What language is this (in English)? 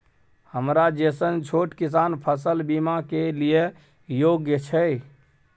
Maithili